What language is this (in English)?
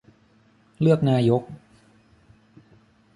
Thai